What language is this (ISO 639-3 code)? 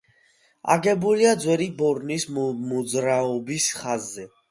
kat